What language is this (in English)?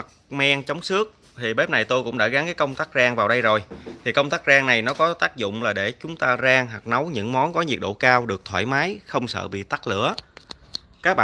Vietnamese